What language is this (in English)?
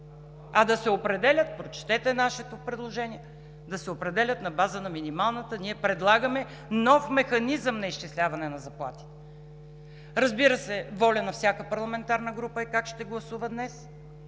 Bulgarian